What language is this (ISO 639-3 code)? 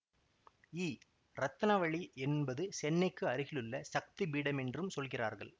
tam